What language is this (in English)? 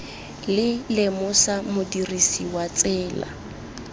Tswana